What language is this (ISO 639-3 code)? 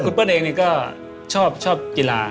tha